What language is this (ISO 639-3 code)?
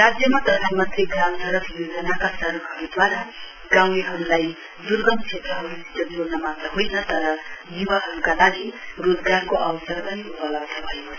nep